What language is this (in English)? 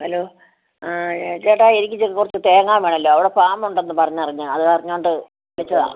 Malayalam